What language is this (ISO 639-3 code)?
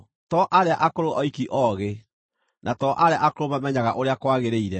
kik